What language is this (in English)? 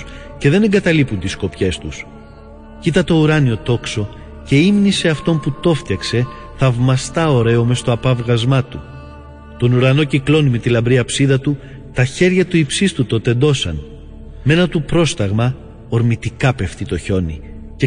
Greek